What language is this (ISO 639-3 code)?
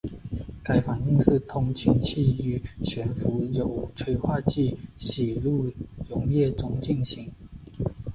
zho